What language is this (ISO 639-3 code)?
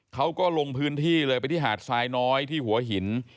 tha